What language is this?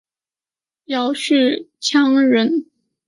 Chinese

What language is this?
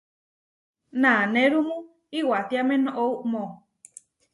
Huarijio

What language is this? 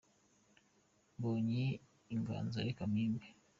Kinyarwanda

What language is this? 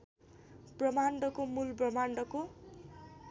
Nepali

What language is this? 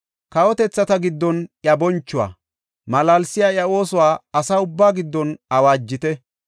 Gofa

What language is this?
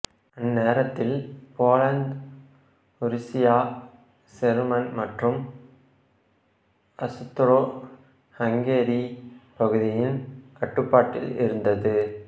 Tamil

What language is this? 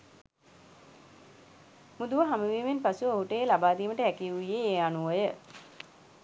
Sinhala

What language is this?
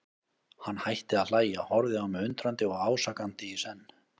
Icelandic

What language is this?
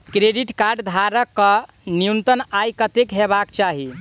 Maithili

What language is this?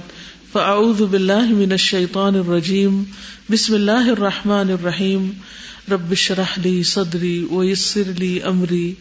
Urdu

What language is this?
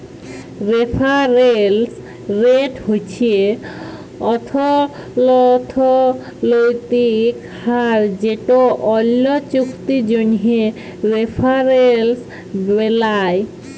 Bangla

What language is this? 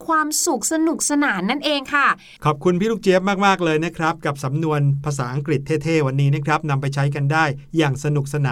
Thai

